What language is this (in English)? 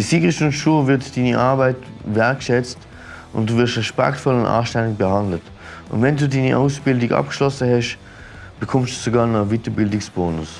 German